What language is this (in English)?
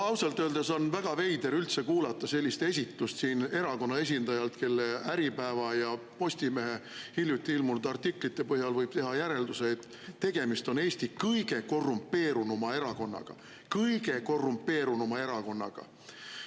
Estonian